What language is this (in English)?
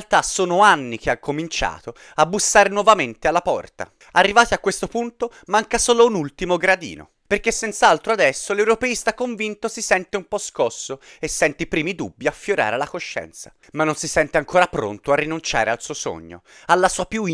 Italian